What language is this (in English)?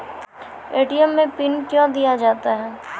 Maithili